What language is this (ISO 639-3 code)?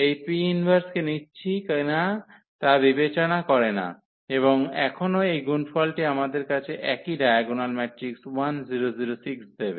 ben